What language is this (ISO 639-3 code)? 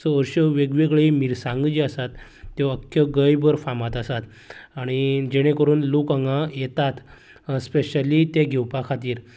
kok